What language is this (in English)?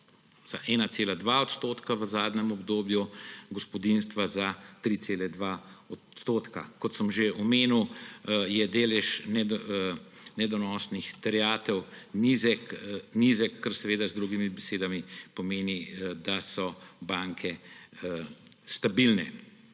Slovenian